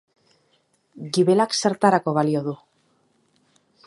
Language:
Basque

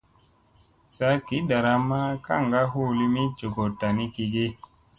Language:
Musey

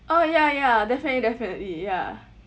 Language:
English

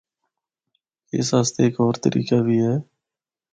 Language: Northern Hindko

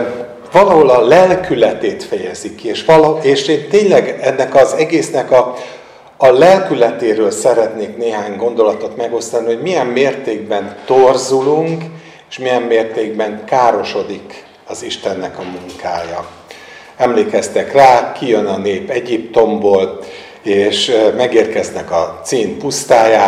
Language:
Hungarian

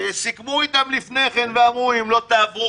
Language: Hebrew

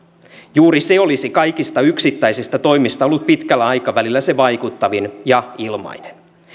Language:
Finnish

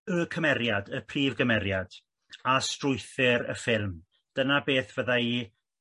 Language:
Welsh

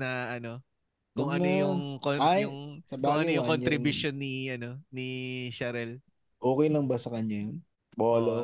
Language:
Filipino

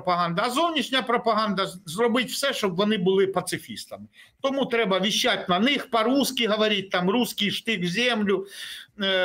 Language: Ukrainian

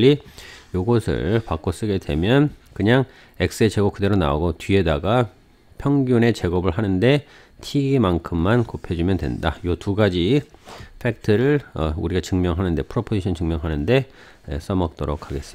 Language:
Korean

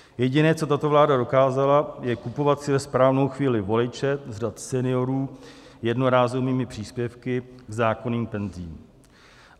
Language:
Czech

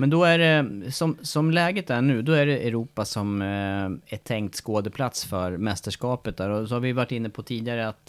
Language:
Swedish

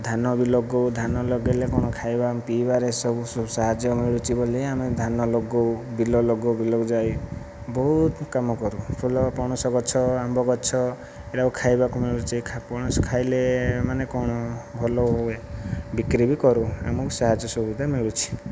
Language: Odia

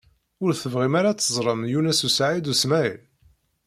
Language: Kabyle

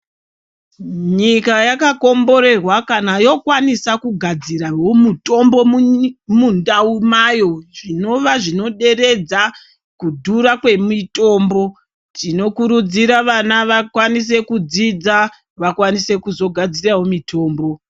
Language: Ndau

